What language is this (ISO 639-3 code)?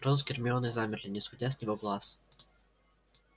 rus